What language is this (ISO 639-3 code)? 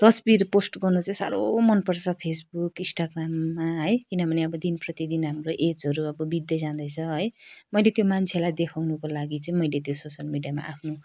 nep